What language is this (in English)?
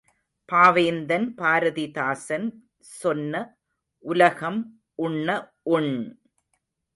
Tamil